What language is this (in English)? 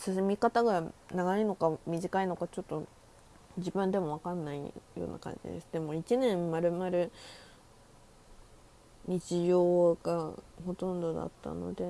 Japanese